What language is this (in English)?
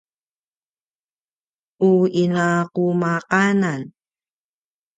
Paiwan